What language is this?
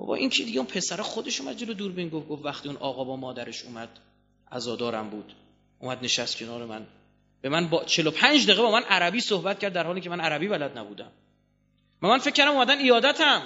Persian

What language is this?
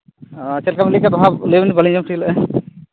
Santali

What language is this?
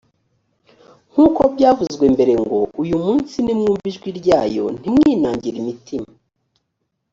Kinyarwanda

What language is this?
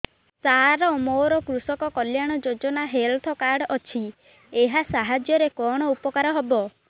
Odia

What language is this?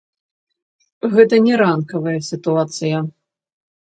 Belarusian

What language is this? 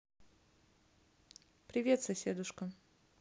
Russian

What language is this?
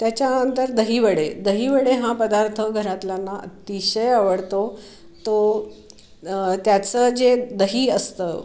Marathi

